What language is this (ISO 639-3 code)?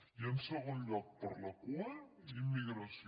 cat